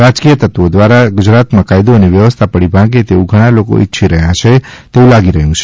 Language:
Gujarati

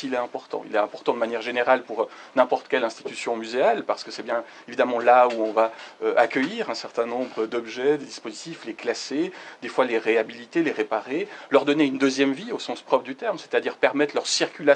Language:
French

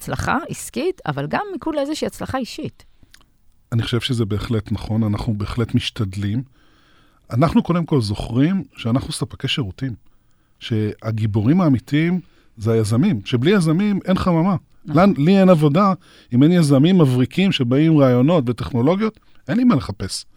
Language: Hebrew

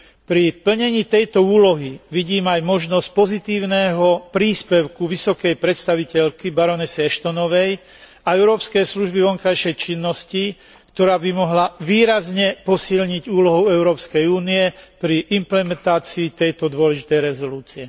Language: Slovak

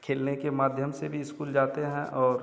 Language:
Hindi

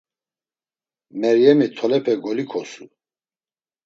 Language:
Laz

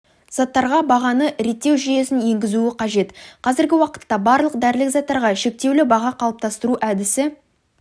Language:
Kazakh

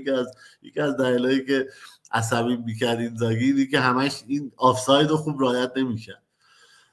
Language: Persian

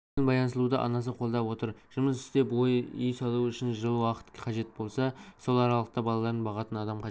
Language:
Kazakh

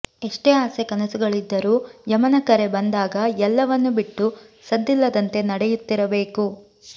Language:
Kannada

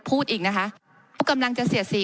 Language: Thai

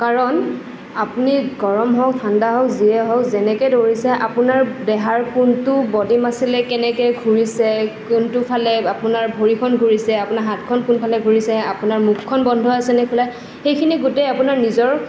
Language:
Assamese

